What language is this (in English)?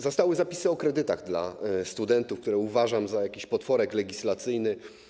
Polish